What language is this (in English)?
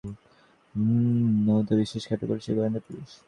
Bangla